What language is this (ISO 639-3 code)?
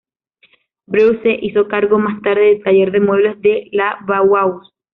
spa